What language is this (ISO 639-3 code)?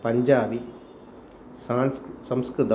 san